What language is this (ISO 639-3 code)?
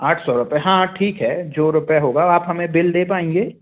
hin